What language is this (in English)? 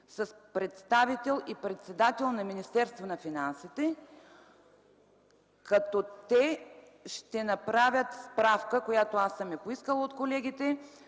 Bulgarian